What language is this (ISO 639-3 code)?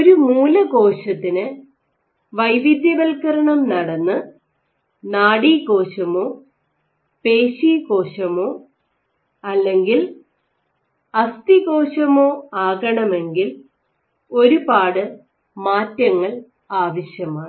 mal